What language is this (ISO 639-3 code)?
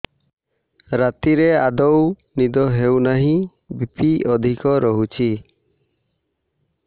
ori